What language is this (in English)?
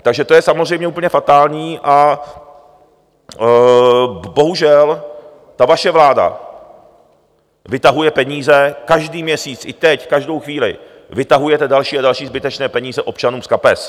Czech